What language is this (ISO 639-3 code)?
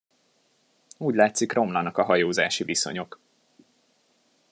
hun